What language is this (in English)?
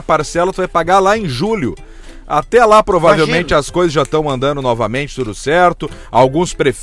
Portuguese